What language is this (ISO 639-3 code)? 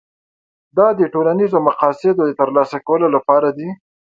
pus